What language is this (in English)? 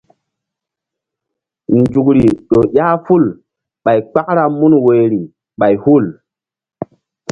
Mbum